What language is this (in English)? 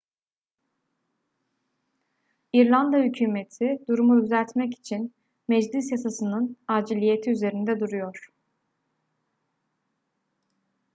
Turkish